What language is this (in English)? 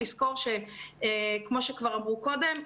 Hebrew